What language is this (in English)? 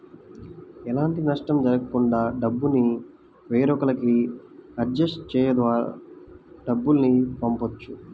Telugu